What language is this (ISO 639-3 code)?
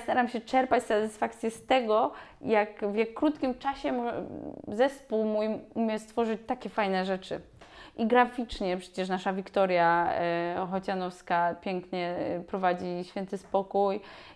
pol